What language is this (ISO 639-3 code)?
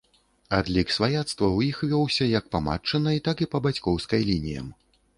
bel